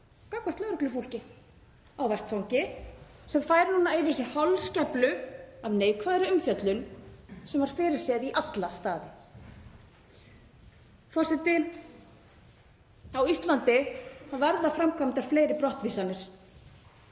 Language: Icelandic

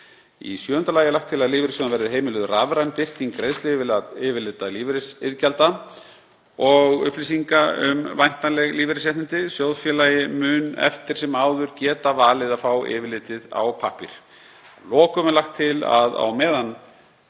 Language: Icelandic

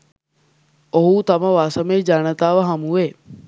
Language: Sinhala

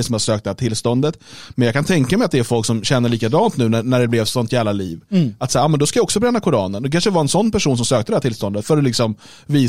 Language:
Swedish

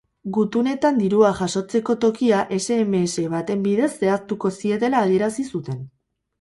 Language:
Basque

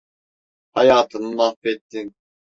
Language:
Turkish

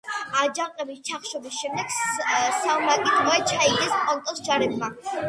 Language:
Georgian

